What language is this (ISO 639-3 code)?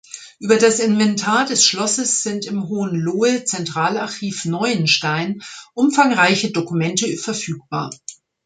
deu